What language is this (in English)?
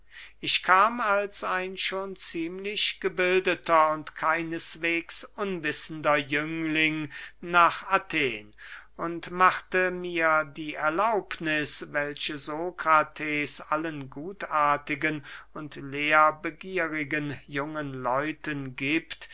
German